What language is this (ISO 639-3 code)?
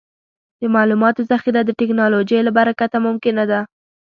pus